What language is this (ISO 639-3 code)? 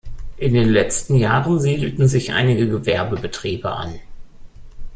deu